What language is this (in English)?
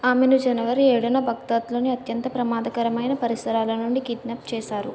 Telugu